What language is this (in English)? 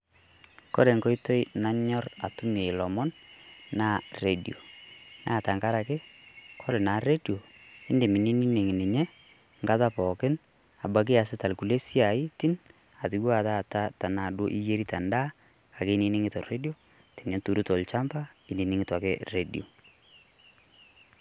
Masai